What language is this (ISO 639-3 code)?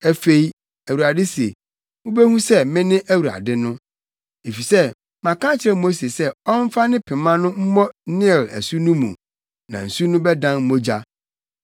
aka